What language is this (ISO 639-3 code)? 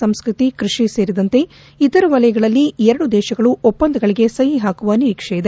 kan